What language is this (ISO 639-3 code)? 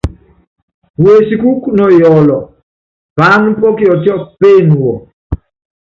yav